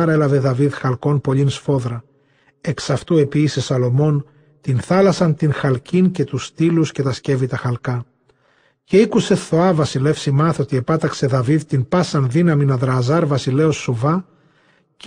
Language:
Greek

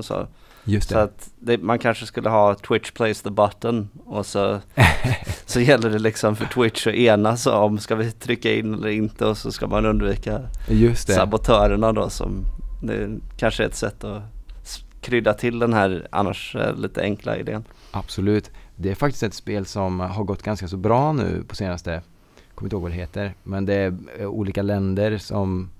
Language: Swedish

